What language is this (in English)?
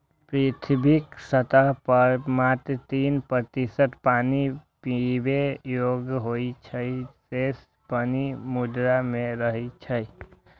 Maithili